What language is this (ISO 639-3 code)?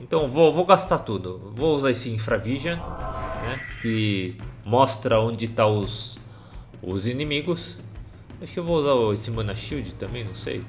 por